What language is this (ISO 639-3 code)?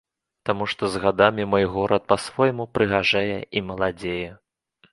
bel